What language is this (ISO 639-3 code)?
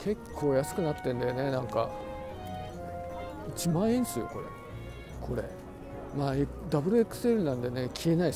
jpn